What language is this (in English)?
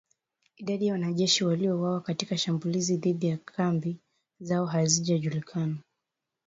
Swahili